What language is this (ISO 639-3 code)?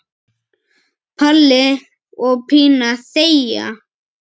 isl